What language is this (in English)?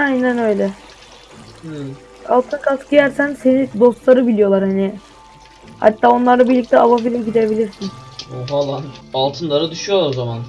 Turkish